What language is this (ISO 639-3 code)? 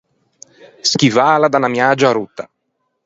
lij